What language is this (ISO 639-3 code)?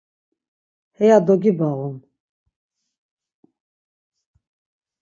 lzz